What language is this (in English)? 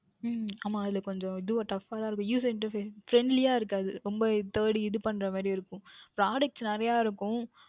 Tamil